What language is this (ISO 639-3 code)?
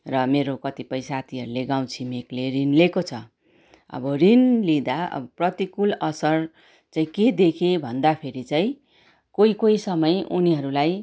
nep